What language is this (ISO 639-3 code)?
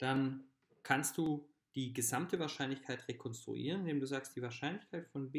deu